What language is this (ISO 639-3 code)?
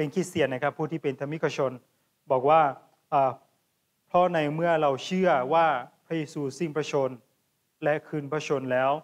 tha